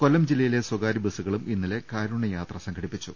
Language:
Malayalam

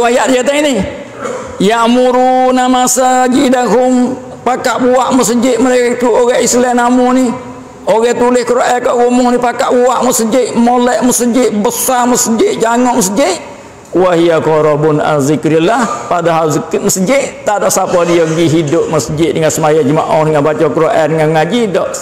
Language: Malay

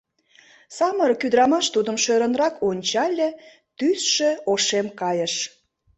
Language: Mari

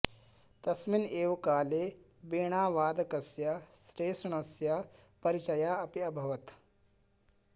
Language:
Sanskrit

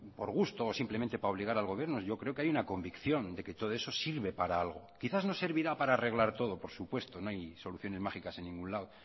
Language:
Spanish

